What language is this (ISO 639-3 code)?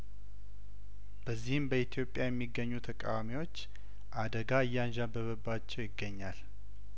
amh